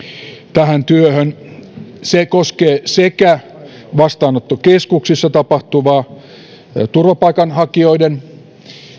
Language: Finnish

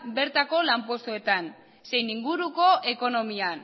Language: Basque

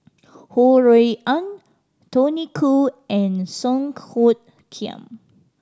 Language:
English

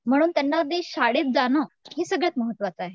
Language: Marathi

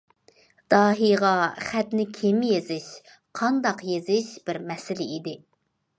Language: Uyghur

